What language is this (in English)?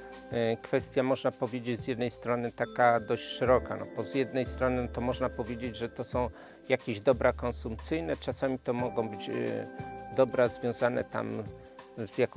Polish